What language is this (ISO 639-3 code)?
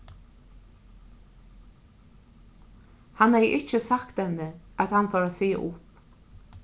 fao